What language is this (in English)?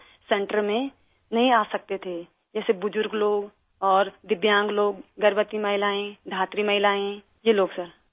Urdu